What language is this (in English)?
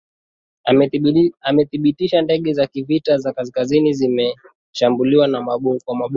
Swahili